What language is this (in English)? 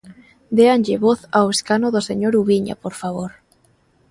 Galician